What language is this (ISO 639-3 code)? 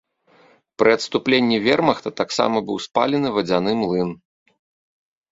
bel